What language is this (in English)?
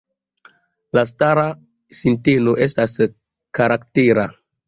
Esperanto